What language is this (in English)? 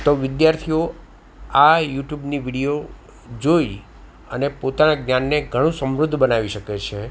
Gujarati